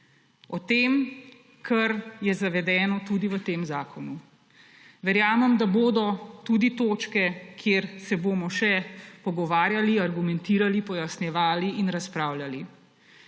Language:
Slovenian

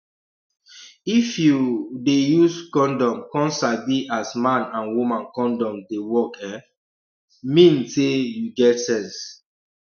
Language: Nigerian Pidgin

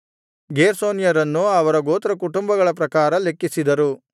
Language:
Kannada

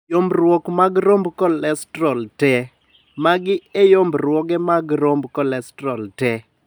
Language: Luo (Kenya and Tanzania)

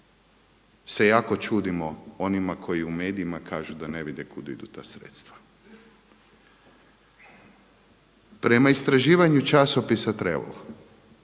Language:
Croatian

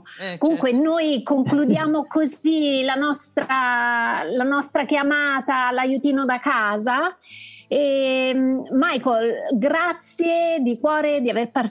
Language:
Italian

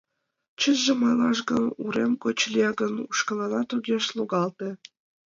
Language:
Mari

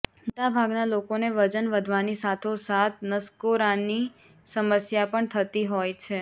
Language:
Gujarati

